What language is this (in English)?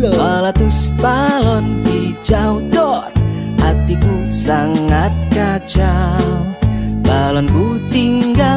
Indonesian